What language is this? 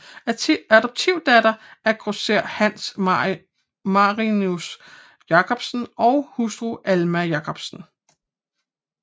Danish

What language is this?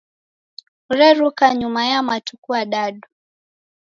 Taita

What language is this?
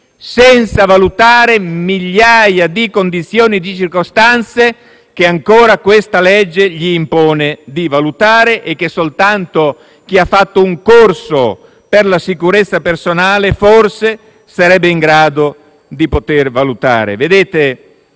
Italian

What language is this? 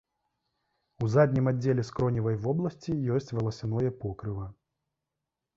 Belarusian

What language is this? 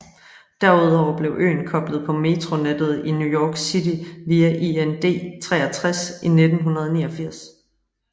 Danish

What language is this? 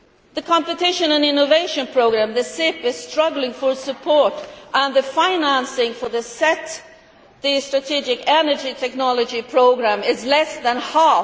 English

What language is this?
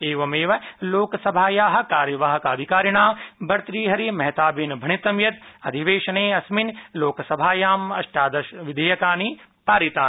Sanskrit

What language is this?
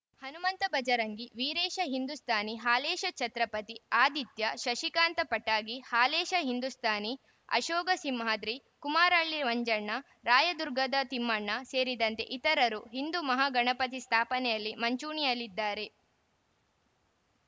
Kannada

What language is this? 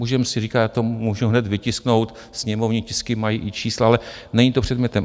Czech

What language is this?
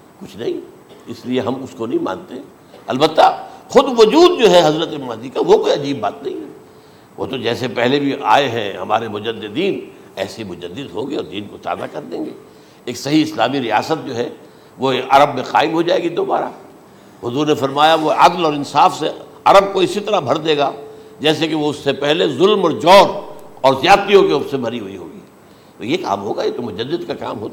Urdu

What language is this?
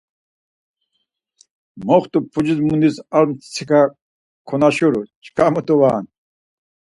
Laz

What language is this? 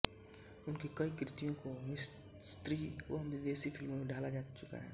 Hindi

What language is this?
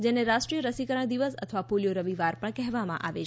Gujarati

